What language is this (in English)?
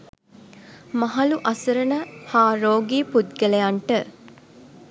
Sinhala